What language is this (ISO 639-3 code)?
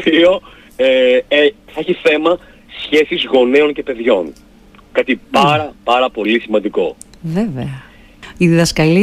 ell